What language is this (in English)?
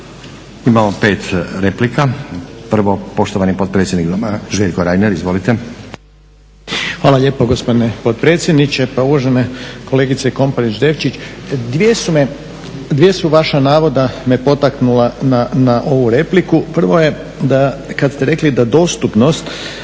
Croatian